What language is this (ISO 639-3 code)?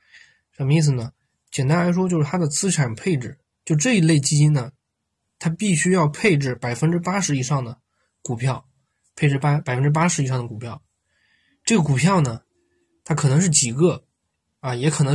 zho